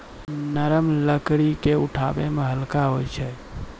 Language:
Maithili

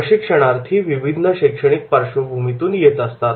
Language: Marathi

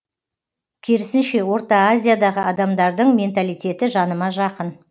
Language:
Kazakh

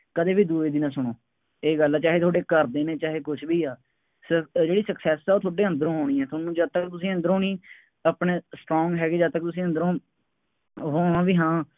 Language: Punjabi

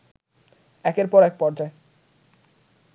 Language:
Bangla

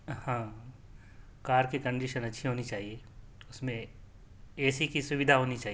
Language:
Urdu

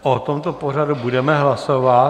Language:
Czech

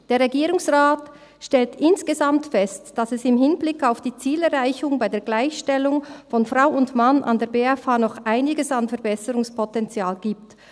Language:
Swiss German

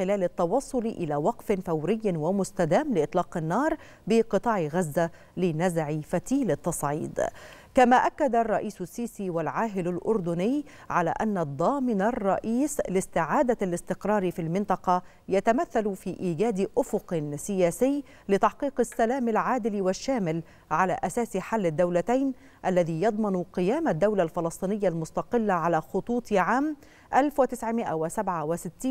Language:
Arabic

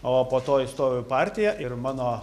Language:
Lithuanian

